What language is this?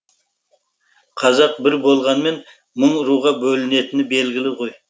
Kazakh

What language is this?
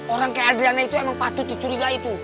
Indonesian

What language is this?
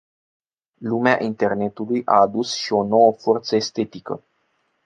Romanian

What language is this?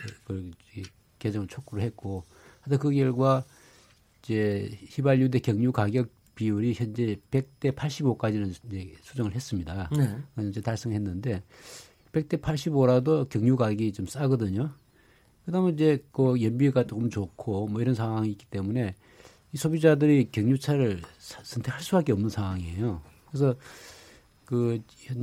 Korean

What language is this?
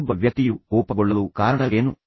Kannada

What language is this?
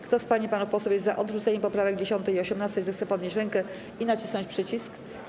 Polish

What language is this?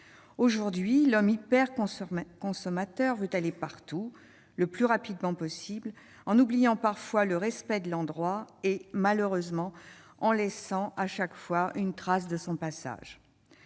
French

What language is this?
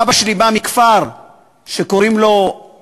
Hebrew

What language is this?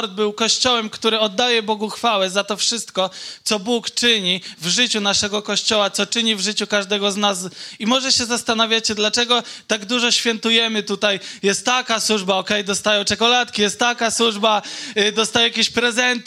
Polish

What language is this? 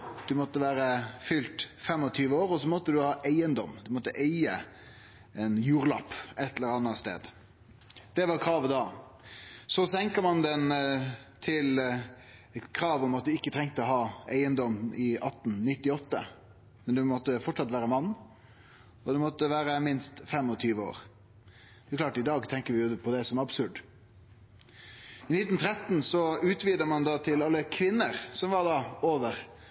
Norwegian Nynorsk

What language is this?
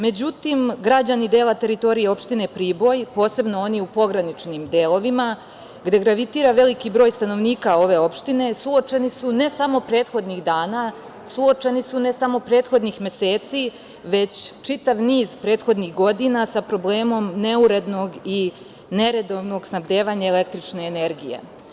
Serbian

